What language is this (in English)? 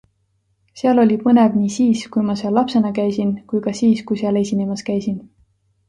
Estonian